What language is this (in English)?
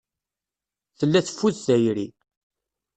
Kabyle